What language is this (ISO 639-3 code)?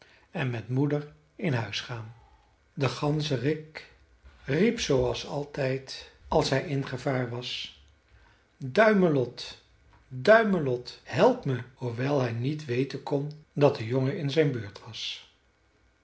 nld